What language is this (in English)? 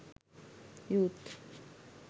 Sinhala